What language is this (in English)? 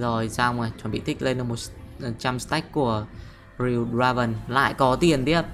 Vietnamese